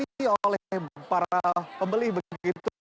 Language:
Indonesian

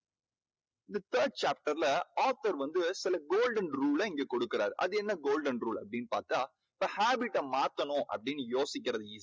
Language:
Tamil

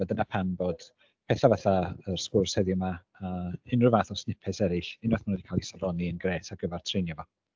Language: Welsh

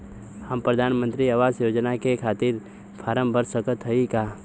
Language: Bhojpuri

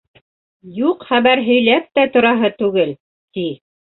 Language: Bashkir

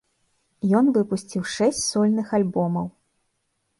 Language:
Belarusian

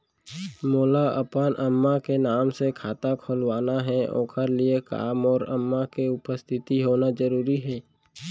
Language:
Chhattisgarhi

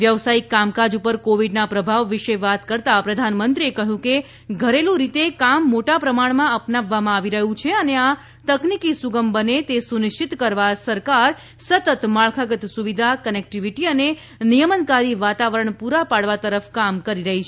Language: Gujarati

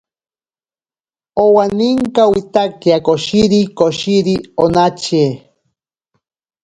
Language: Ashéninka Perené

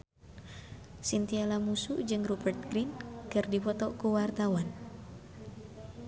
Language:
Sundanese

